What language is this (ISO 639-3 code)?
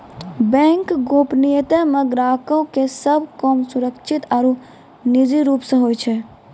mai